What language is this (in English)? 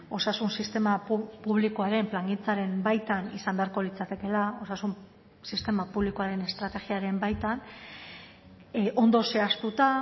Basque